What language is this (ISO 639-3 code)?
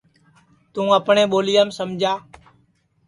ssi